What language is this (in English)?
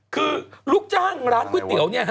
Thai